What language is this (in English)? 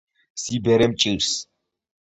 Georgian